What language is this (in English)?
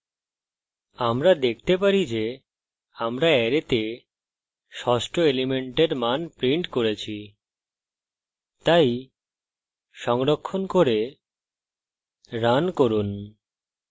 Bangla